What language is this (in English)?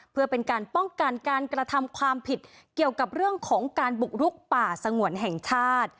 Thai